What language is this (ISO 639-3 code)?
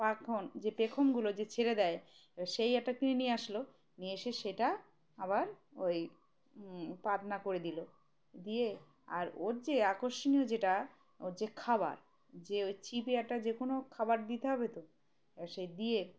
ben